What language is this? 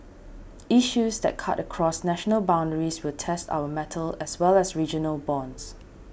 English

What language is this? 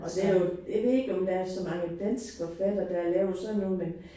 Danish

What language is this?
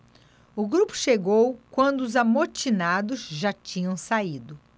Portuguese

